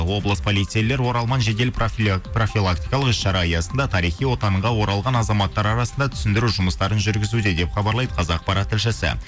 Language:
Kazakh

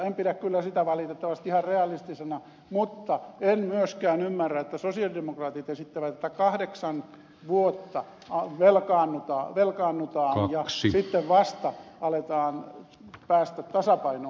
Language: Finnish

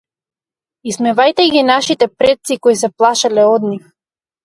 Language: Macedonian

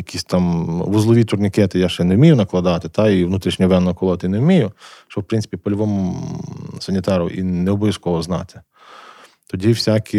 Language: Ukrainian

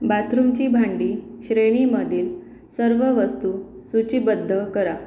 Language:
Marathi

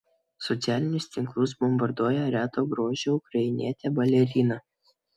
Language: Lithuanian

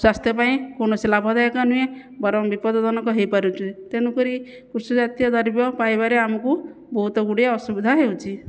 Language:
Odia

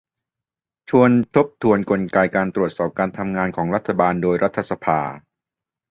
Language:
Thai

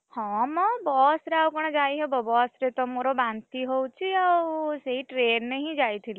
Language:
Odia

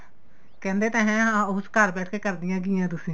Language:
Punjabi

